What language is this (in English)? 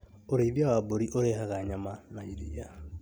Kikuyu